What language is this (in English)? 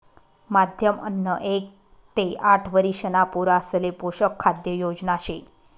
Marathi